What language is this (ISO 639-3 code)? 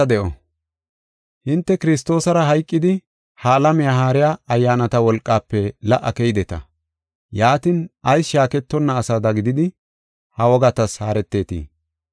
gof